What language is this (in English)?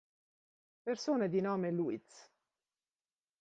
Italian